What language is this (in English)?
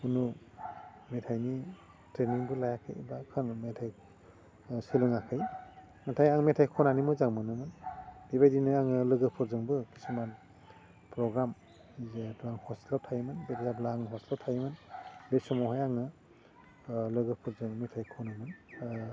Bodo